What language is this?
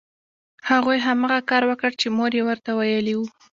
Pashto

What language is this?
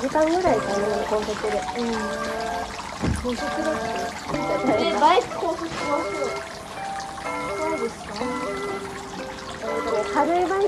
Japanese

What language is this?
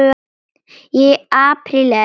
Icelandic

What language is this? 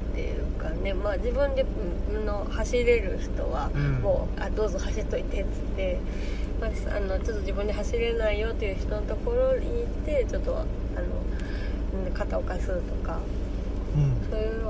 Japanese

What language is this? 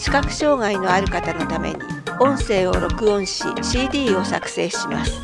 Japanese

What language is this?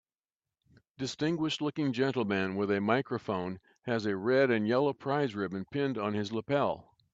English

